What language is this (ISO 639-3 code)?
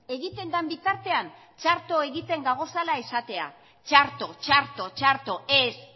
eus